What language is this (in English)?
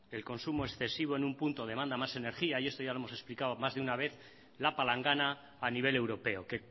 Spanish